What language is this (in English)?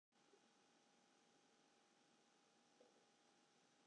Western Frisian